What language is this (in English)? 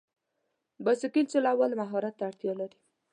Pashto